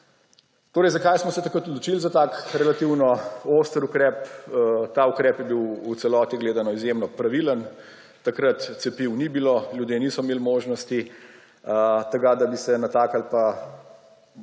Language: Slovenian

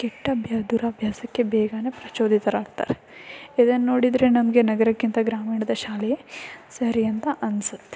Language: Kannada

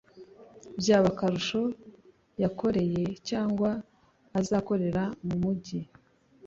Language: Kinyarwanda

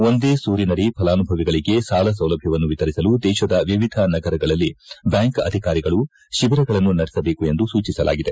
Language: Kannada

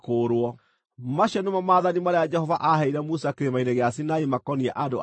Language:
Kikuyu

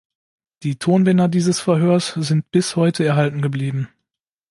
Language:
German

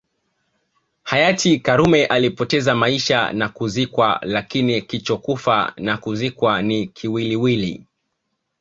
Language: Swahili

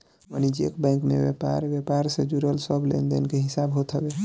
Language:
Bhojpuri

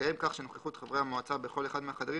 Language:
Hebrew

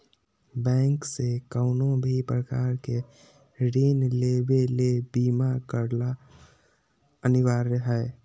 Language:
Magahi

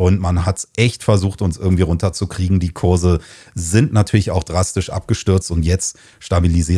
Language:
German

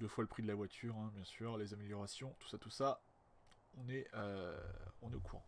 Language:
French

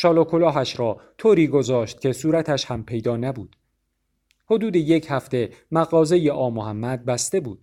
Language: Persian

